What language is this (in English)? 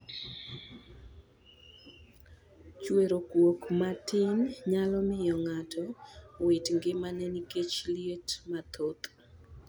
Luo (Kenya and Tanzania)